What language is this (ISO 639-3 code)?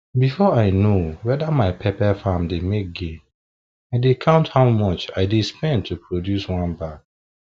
pcm